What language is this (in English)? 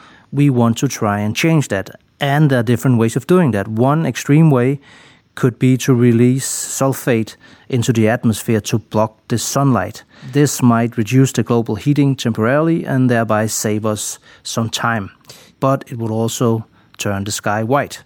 English